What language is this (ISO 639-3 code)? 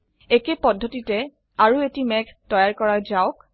asm